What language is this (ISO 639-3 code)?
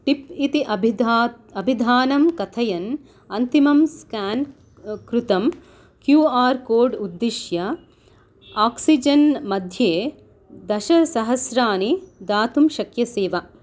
san